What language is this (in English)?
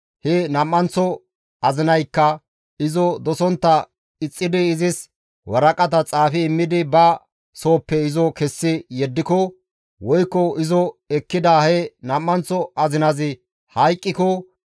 Gamo